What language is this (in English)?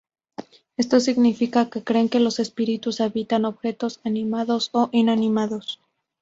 Spanish